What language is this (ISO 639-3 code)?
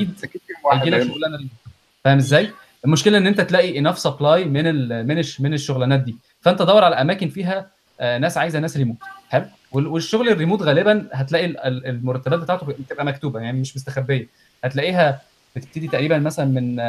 ara